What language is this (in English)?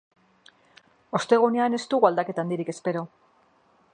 Basque